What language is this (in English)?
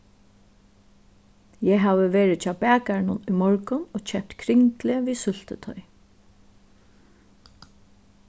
Faroese